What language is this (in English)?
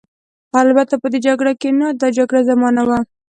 Pashto